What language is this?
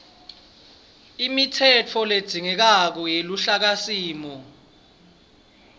Swati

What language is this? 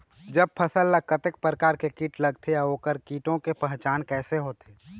Chhattisgarhi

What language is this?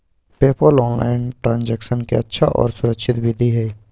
Magahi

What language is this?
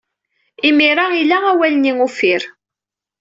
Kabyle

